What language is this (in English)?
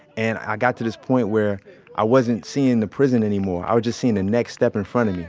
English